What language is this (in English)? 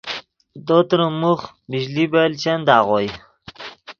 Yidgha